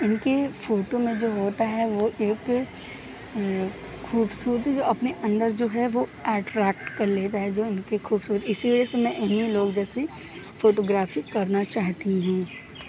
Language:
Urdu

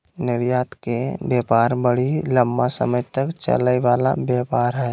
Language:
Magahi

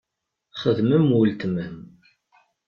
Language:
Kabyle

